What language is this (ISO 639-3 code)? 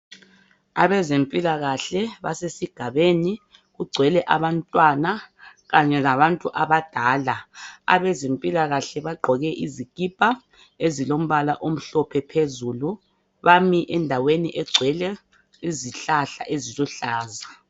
nde